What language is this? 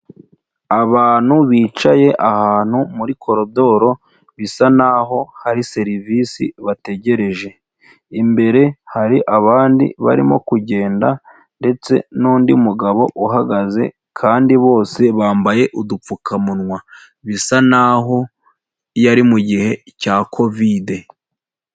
Kinyarwanda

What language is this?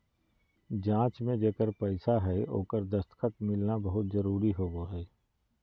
Magahi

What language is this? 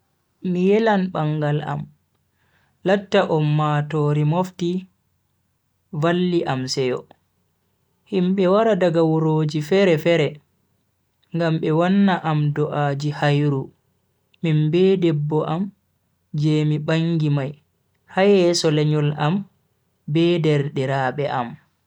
Bagirmi Fulfulde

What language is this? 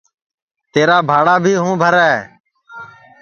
Sansi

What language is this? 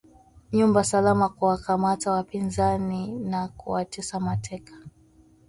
Swahili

